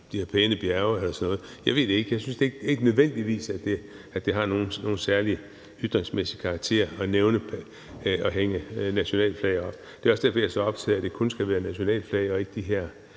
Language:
Danish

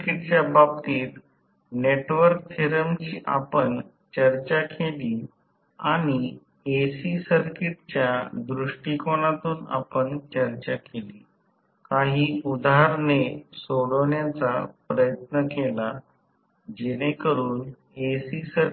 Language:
Marathi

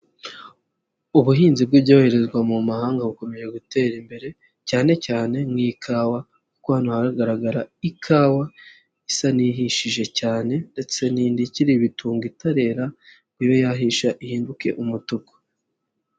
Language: Kinyarwanda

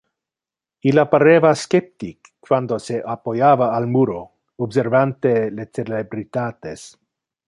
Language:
Interlingua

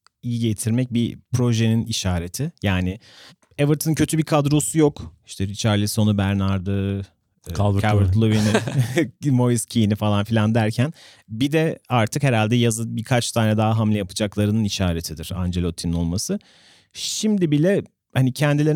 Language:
Turkish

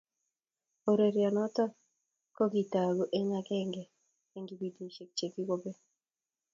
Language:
Kalenjin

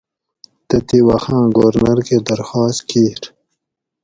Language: Gawri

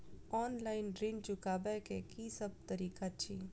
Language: Maithili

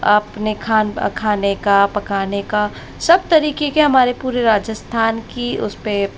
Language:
Hindi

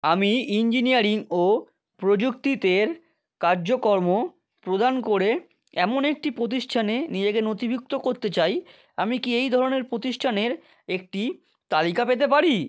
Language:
Bangla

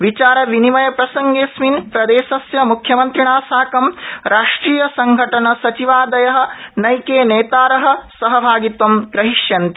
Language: Sanskrit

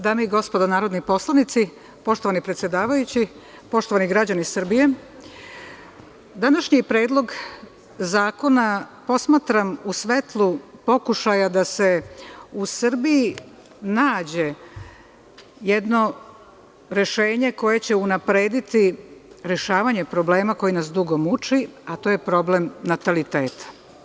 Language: Serbian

